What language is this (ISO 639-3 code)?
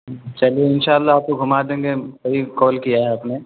urd